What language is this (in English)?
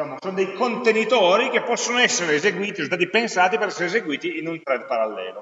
Italian